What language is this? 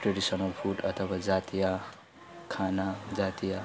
Nepali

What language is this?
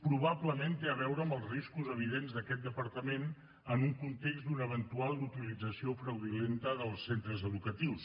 Catalan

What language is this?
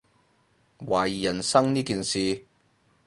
Cantonese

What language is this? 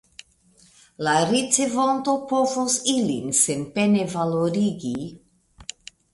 Esperanto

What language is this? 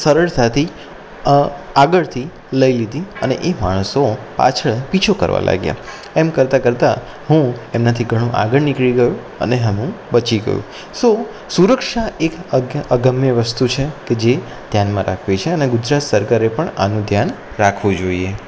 Gujarati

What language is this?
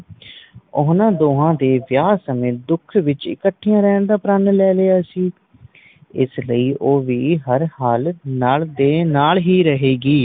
Punjabi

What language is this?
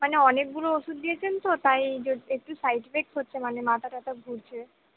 Bangla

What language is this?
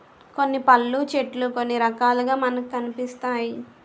Telugu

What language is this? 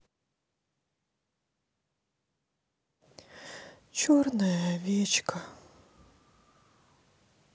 Russian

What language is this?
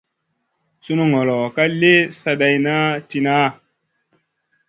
Masana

